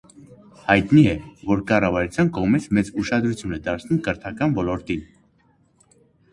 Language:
Armenian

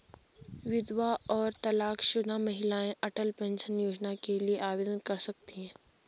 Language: Hindi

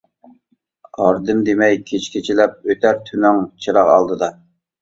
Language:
Uyghur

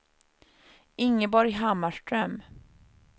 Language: Swedish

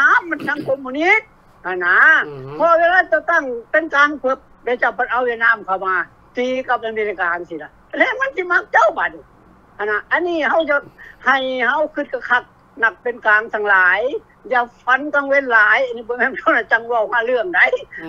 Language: Thai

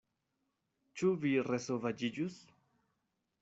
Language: Esperanto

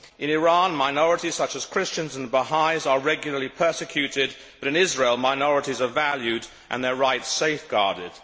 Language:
English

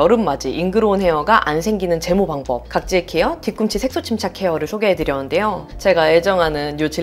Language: Korean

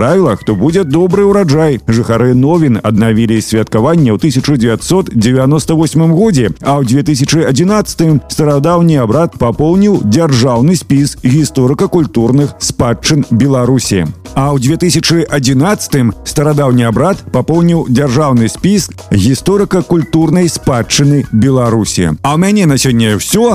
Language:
Russian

